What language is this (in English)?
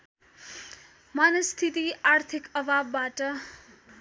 Nepali